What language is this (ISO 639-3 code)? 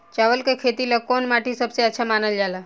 bho